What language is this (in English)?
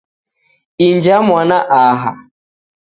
Taita